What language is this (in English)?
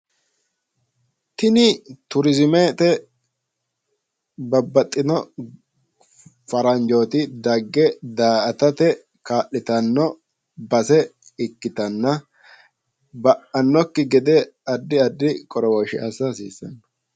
Sidamo